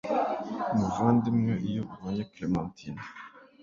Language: Kinyarwanda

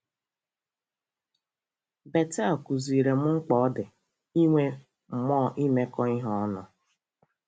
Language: Igbo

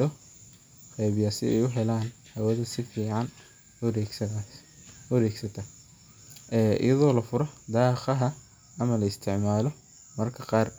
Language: Somali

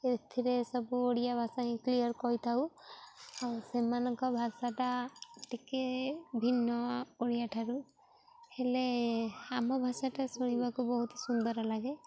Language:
Odia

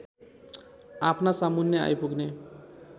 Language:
Nepali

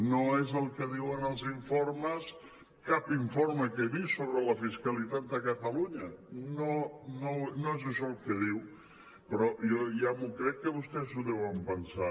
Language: Catalan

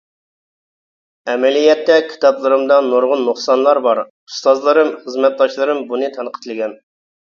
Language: Uyghur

